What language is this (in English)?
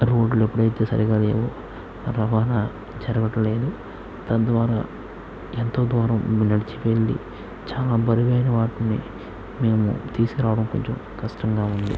Telugu